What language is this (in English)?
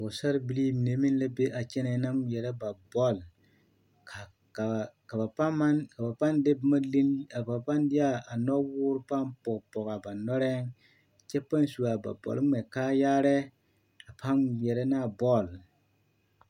Southern Dagaare